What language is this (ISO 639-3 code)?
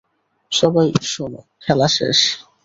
ben